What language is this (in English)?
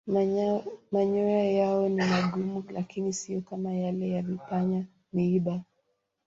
Swahili